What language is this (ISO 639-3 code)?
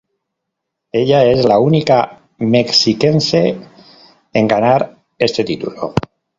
spa